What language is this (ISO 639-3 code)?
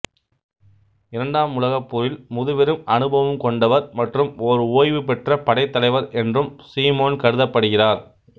tam